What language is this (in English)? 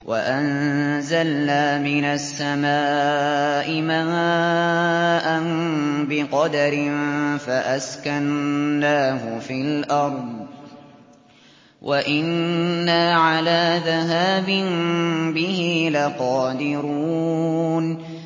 Arabic